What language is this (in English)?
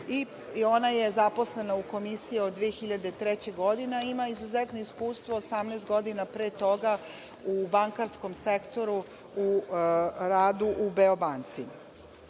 Serbian